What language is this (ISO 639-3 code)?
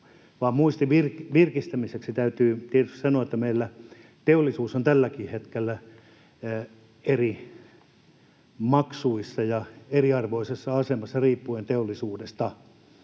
fin